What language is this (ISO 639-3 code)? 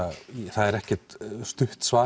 isl